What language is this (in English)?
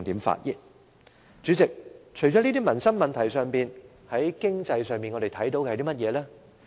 Cantonese